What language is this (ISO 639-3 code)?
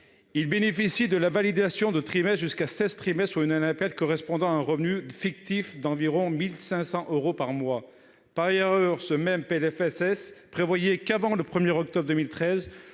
fra